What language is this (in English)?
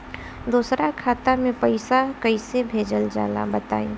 Bhojpuri